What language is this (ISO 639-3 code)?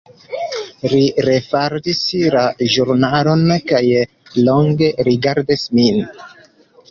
epo